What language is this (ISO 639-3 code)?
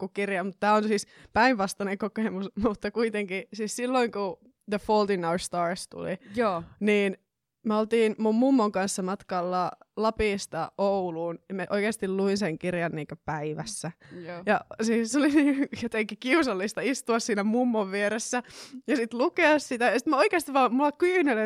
fin